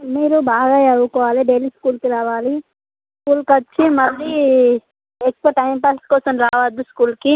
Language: Telugu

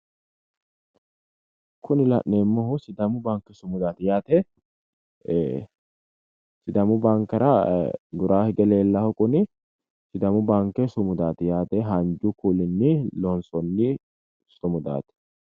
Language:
Sidamo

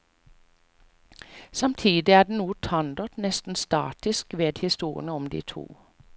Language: Norwegian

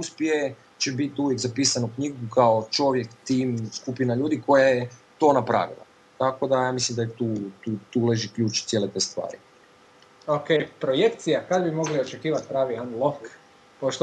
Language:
Croatian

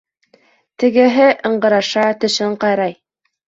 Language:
Bashkir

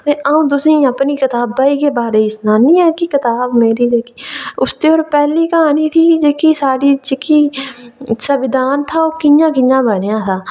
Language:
Dogri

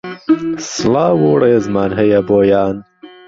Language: Central Kurdish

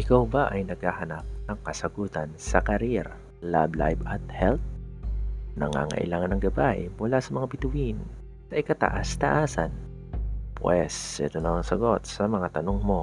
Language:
Filipino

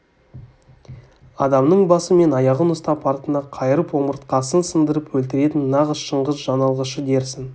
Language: Kazakh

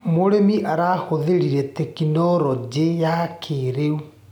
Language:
Kikuyu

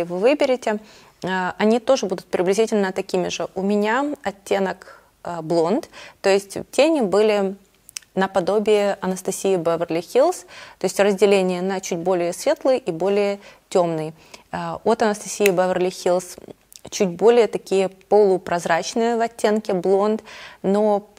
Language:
Russian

